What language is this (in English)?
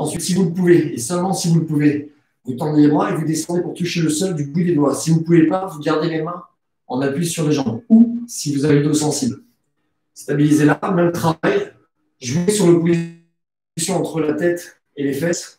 French